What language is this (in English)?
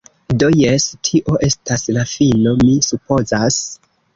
Esperanto